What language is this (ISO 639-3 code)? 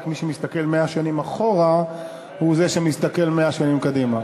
heb